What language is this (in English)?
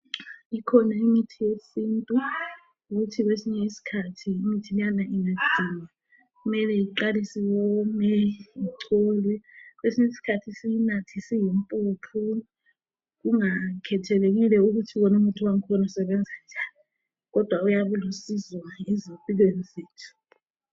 North Ndebele